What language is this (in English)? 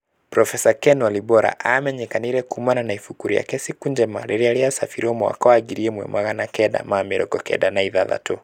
Kikuyu